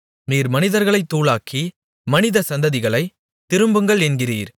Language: Tamil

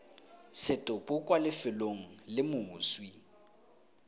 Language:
Tswana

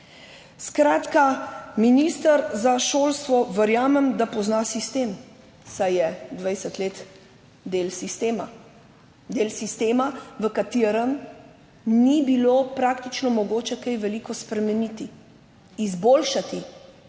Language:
Slovenian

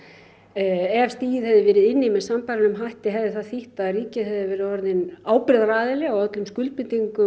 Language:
Icelandic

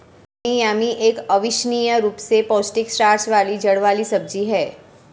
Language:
Hindi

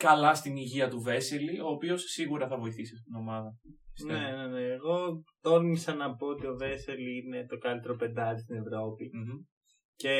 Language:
Greek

